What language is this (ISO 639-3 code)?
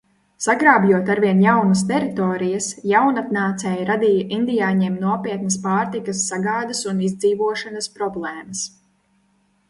lav